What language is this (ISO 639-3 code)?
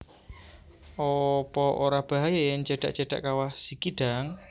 jav